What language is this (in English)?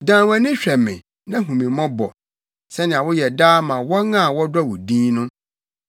Akan